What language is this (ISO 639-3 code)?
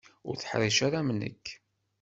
kab